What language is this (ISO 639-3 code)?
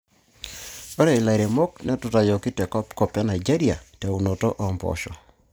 mas